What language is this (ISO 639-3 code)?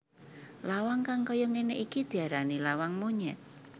jav